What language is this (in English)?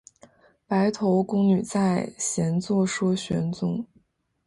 Chinese